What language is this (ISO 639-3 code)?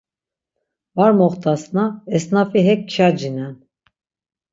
lzz